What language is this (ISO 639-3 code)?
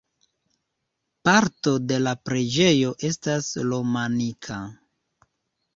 epo